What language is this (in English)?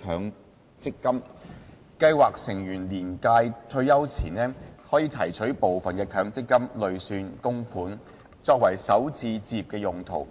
Cantonese